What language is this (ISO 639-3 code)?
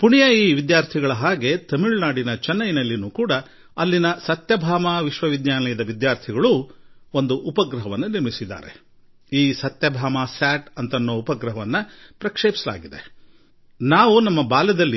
kan